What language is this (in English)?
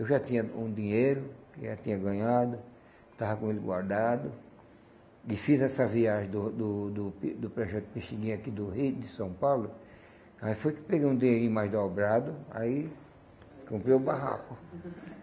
Portuguese